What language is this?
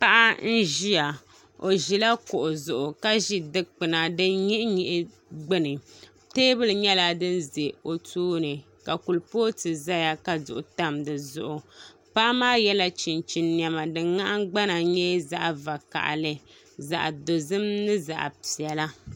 Dagbani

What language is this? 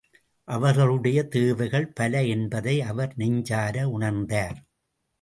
Tamil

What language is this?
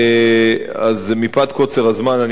Hebrew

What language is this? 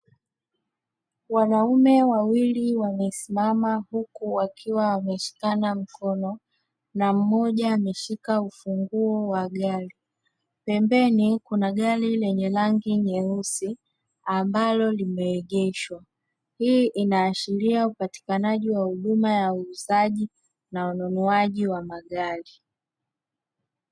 Swahili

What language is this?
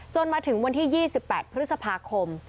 Thai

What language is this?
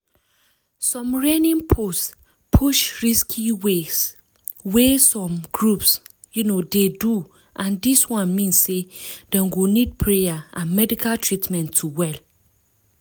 Nigerian Pidgin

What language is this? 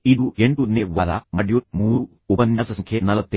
Kannada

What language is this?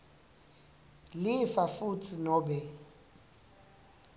Swati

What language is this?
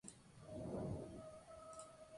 Spanish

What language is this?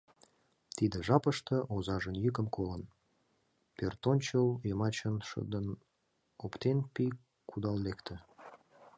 Mari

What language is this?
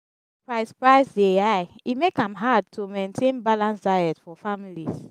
Nigerian Pidgin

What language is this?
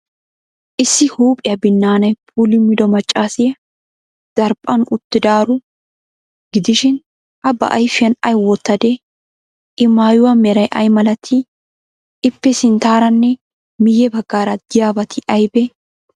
Wolaytta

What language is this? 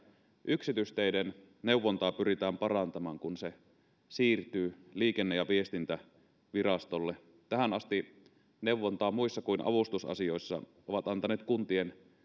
Finnish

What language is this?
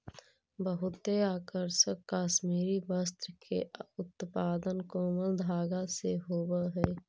Magahi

